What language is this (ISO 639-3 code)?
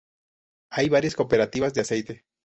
spa